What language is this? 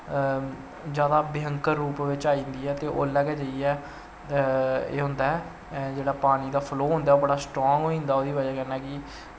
Dogri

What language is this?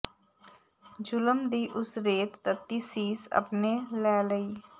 Punjabi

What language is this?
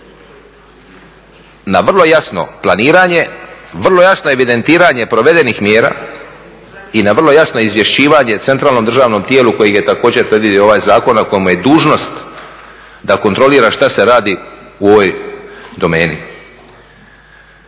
Croatian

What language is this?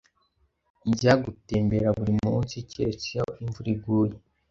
Kinyarwanda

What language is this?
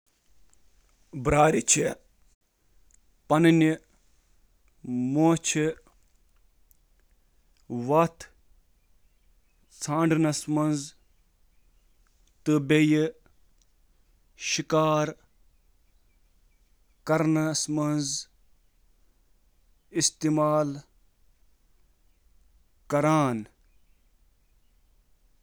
Kashmiri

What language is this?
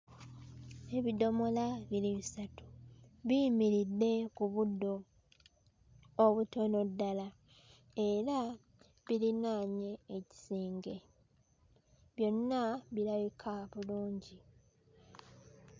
Ganda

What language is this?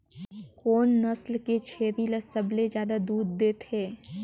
Chhattisgarhi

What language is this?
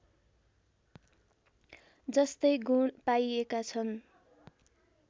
Nepali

